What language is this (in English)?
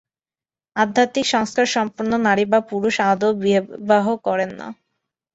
Bangla